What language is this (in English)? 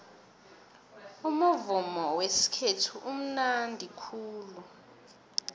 South Ndebele